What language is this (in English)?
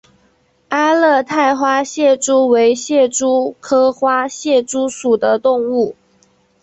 Chinese